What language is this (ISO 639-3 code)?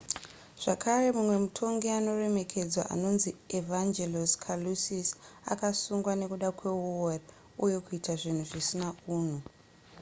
sna